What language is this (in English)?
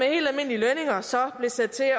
Danish